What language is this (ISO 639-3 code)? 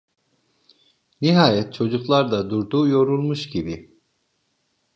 tur